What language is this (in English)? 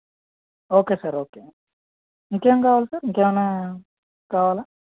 Telugu